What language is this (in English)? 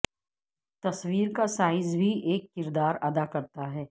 Urdu